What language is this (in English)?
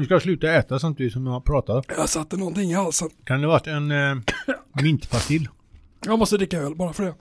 Swedish